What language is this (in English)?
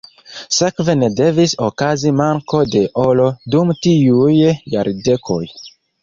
Esperanto